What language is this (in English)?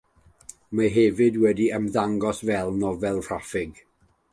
Welsh